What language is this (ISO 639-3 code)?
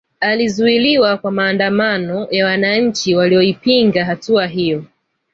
swa